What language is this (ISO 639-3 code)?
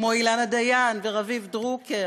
heb